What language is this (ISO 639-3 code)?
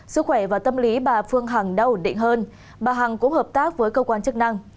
vie